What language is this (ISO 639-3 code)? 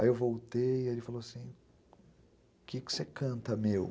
por